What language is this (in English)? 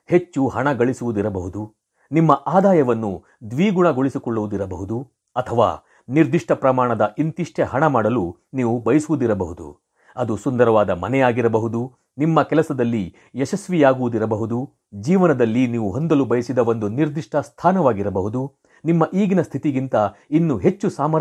Kannada